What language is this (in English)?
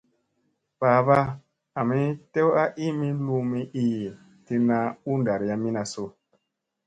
Musey